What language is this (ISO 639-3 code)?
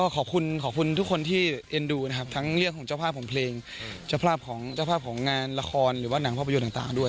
tha